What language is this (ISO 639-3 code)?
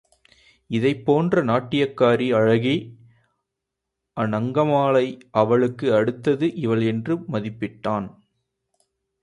tam